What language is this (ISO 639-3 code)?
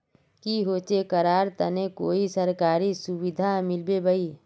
mag